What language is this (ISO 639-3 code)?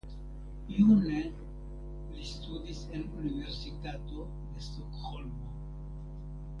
epo